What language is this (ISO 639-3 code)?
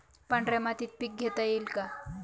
mar